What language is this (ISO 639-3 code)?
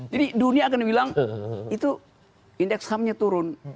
ind